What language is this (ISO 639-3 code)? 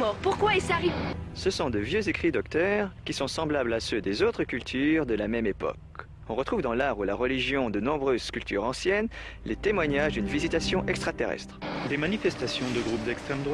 fra